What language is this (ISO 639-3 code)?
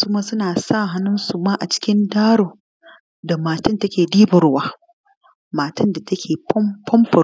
hau